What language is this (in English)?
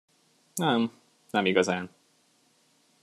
Hungarian